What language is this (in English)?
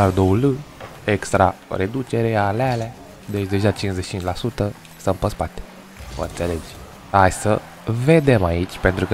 Romanian